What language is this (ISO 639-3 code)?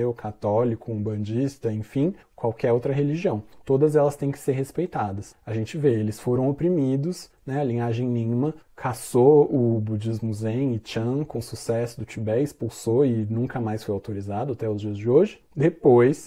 por